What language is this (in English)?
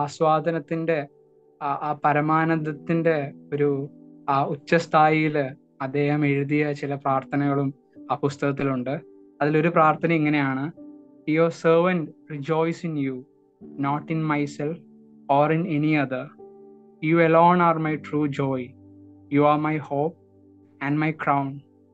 Malayalam